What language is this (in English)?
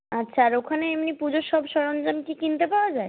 Bangla